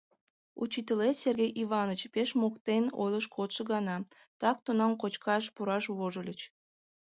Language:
Mari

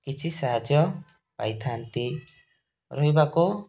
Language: Odia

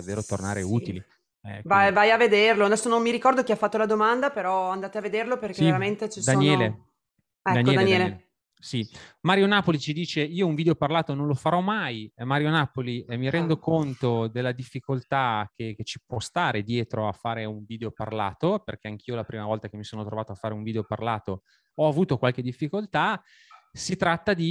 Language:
Italian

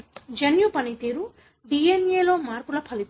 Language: Telugu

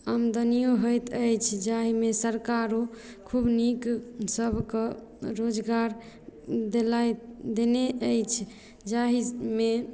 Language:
Maithili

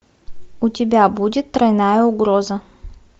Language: Russian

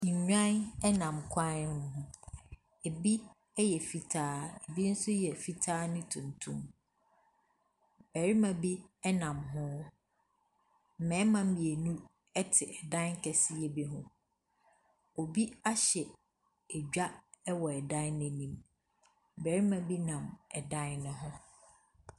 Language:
Akan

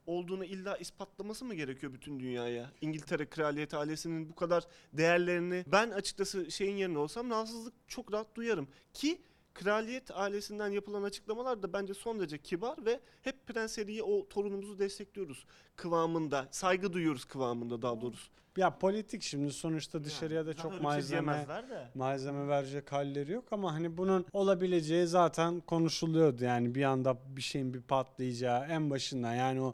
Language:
Turkish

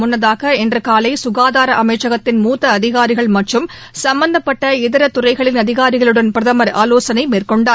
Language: Tamil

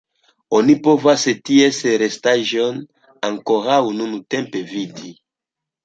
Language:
Esperanto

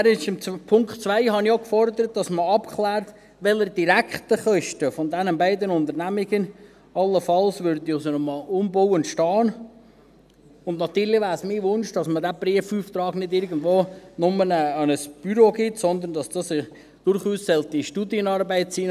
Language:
Swiss German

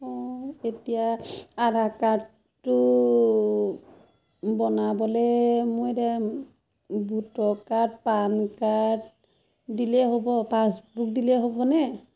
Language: Assamese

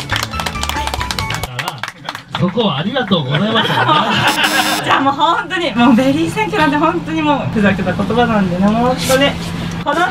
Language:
Japanese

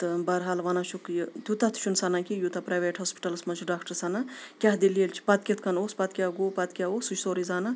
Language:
Kashmiri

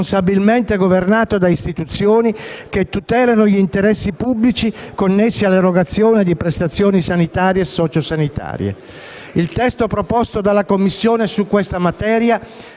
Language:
Italian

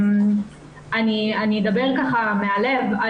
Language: Hebrew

